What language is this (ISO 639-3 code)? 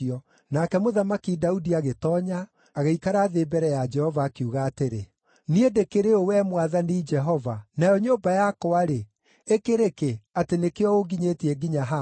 kik